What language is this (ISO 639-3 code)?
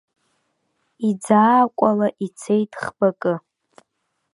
abk